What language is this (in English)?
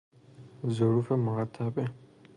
Persian